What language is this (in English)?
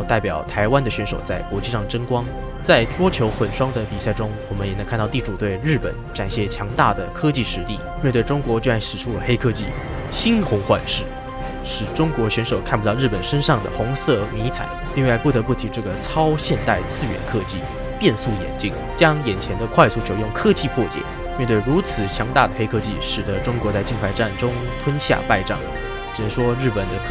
Chinese